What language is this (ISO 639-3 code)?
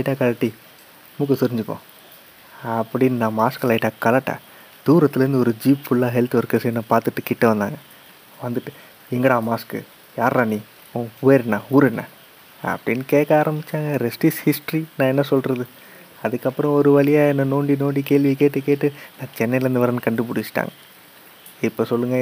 tam